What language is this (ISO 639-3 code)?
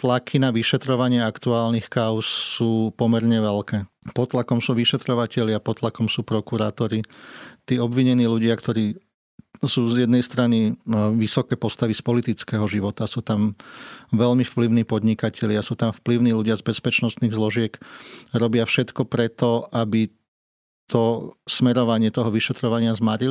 slk